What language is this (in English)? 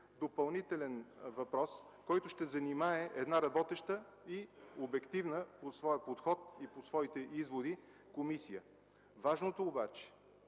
Bulgarian